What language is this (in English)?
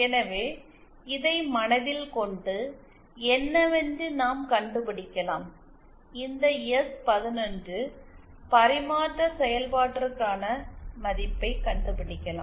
Tamil